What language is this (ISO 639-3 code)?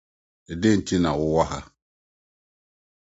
aka